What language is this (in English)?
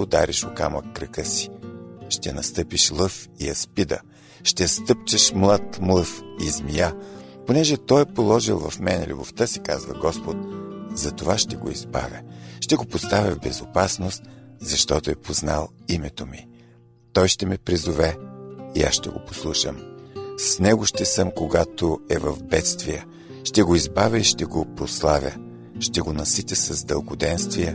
Bulgarian